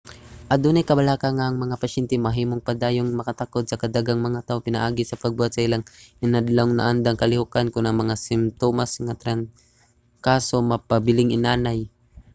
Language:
Cebuano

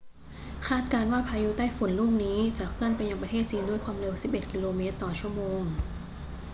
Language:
Thai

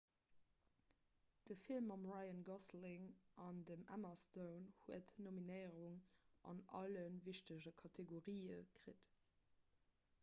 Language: Luxembourgish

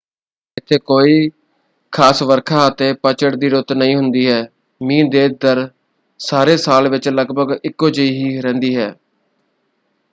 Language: Punjabi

